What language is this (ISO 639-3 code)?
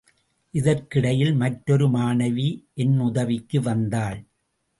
tam